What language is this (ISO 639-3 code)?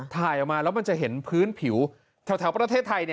tha